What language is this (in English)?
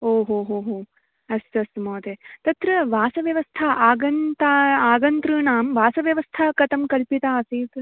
Sanskrit